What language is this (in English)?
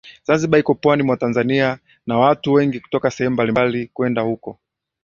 Swahili